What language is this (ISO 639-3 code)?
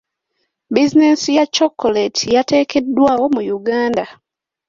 lug